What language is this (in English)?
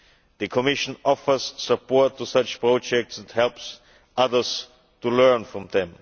English